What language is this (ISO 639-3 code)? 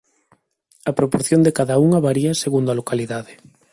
glg